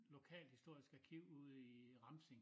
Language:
Danish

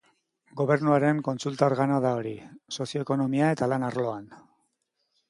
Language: Basque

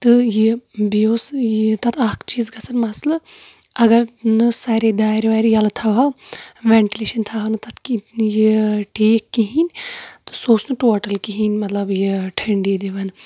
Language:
Kashmiri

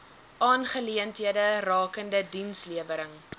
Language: Afrikaans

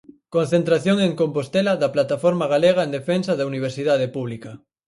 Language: Galician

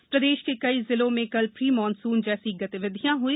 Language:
Hindi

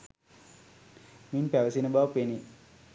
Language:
Sinhala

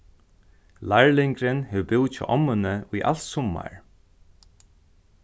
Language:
Faroese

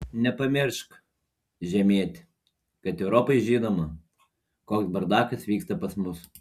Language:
Lithuanian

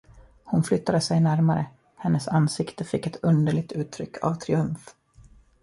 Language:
Swedish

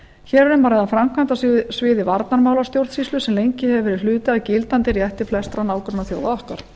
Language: Icelandic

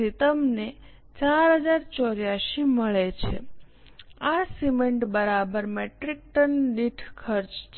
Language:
Gujarati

